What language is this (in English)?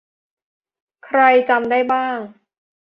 Thai